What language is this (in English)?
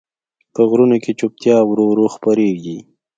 Pashto